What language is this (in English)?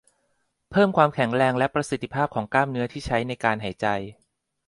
Thai